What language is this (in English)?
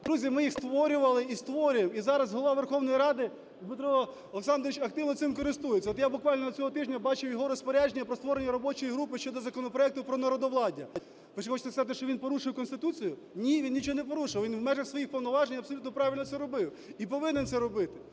Ukrainian